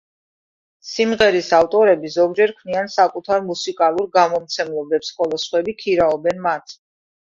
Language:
Georgian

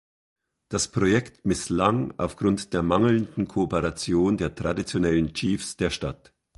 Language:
German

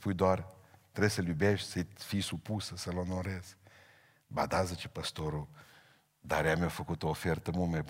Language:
Romanian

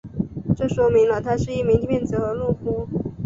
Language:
Chinese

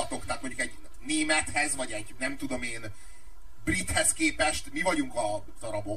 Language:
Hungarian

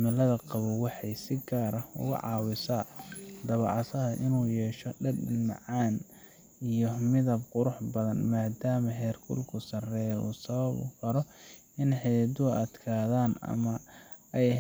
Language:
Somali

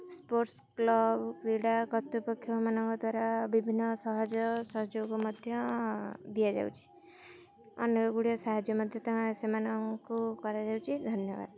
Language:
Odia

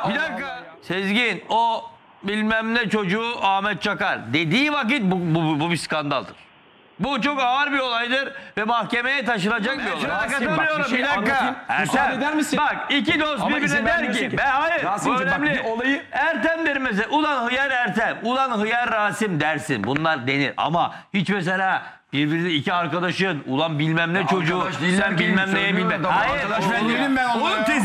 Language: Turkish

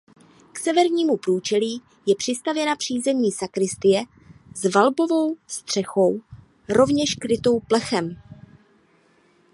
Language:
Czech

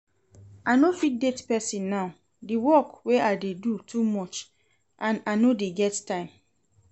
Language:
Nigerian Pidgin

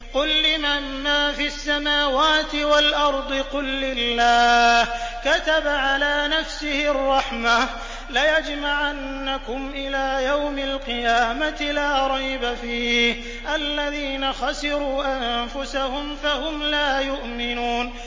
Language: Arabic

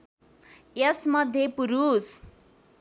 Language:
Nepali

